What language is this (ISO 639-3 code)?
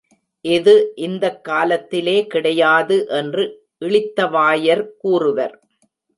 tam